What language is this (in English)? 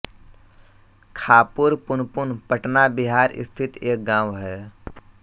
Hindi